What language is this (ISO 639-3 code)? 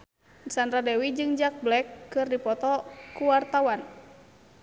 sun